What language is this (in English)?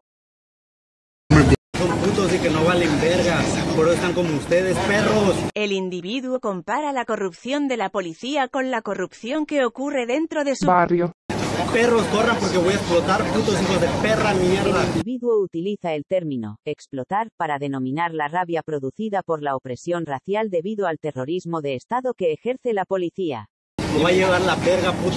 Spanish